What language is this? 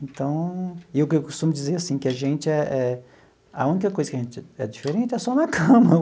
Portuguese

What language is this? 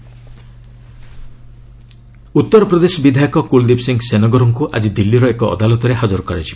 Odia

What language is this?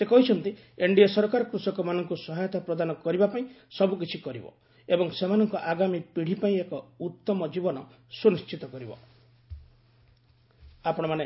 Odia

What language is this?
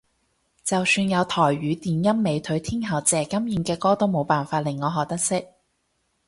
Cantonese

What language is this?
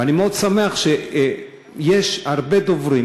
Hebrew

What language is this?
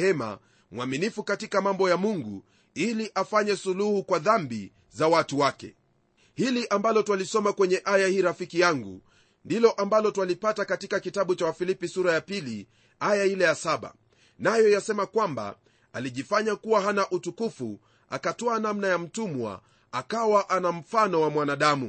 Swahili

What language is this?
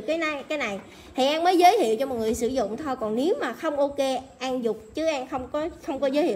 Vietnamese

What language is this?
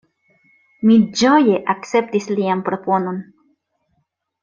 Esperanto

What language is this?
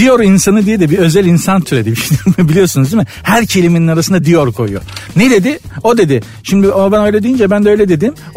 Turkish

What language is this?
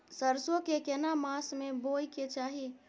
Maithili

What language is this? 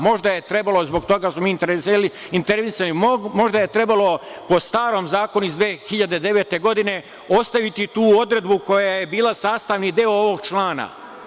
Serbian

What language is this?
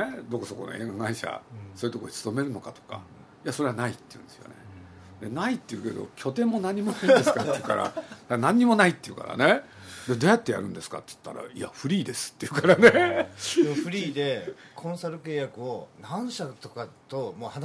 Japanese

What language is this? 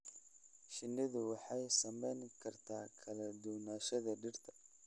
Somali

